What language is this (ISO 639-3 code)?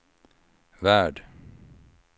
swe